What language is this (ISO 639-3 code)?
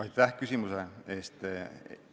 est